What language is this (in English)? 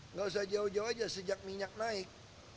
Indonesian